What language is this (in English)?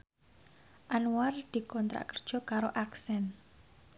Javanese